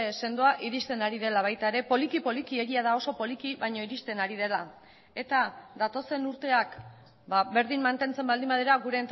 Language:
Basque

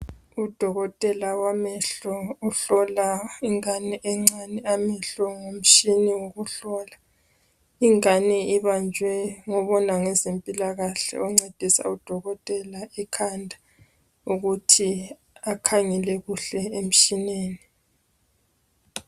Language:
North Ndebele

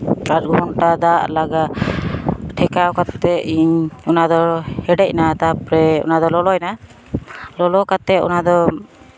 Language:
Santali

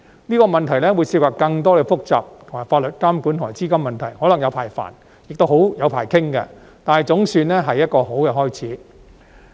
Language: Cantonese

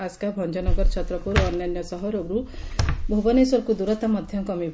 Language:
Odia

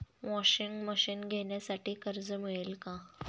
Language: Marathi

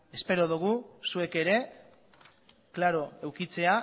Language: Basque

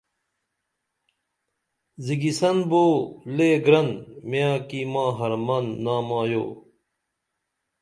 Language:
Dameli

